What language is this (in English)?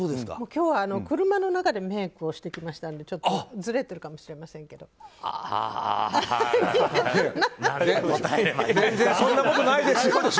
Japanese